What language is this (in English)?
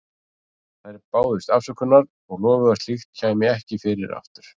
Icelandic